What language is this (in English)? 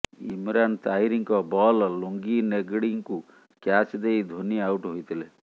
Odia